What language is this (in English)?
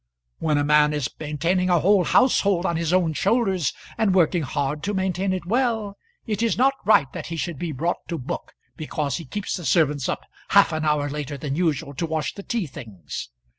English